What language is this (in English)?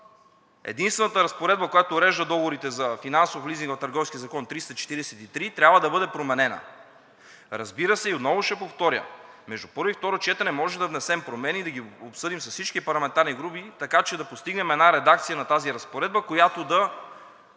Bulgarian